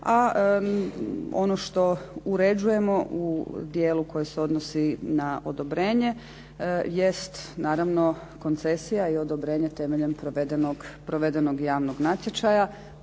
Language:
Croatian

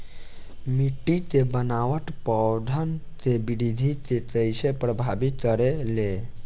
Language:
Bhojpuri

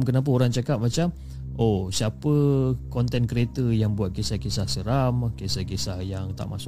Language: Malay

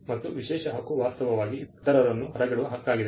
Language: Kannada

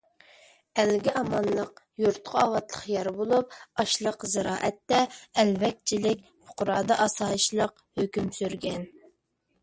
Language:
Uyghur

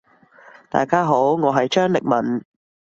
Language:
Cantonese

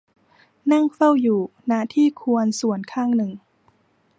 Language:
Thai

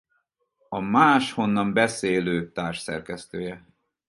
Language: Hungarian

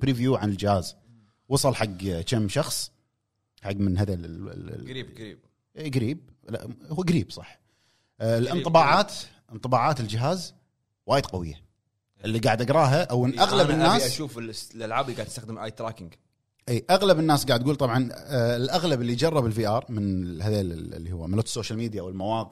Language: Arabic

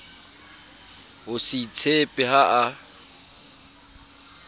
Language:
Southern Sotho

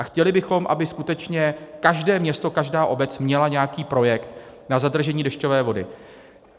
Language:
Czech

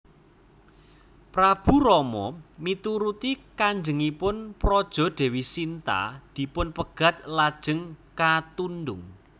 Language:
Javanese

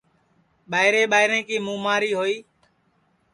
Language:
Sansi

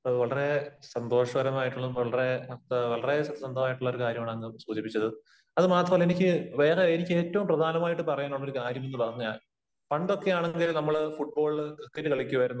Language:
Malayalam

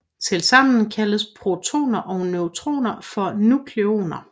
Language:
Danish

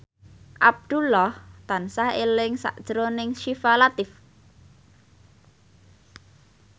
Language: Javanese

